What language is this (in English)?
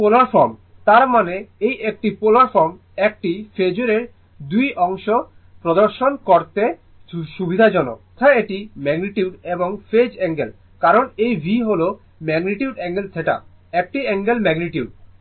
Bangla